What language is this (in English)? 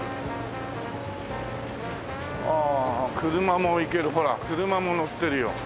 Japanese